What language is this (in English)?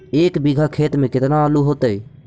Magahi